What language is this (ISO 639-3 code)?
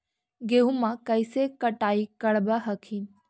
mag